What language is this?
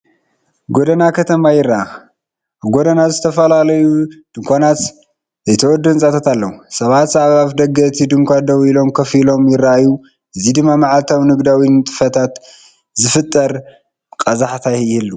Tigrinya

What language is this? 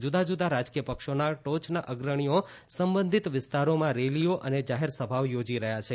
Gujarati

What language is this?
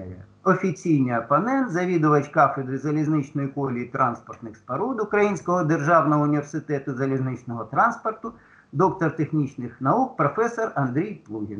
Ukrainian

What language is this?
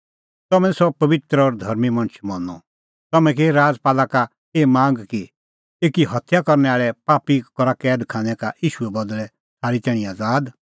Kullu Pahari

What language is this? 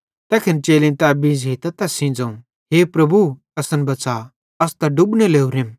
Bhadrawahi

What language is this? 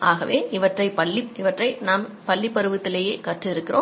Tamil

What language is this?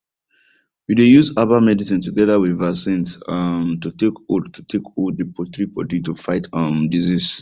Nigerian Pidgin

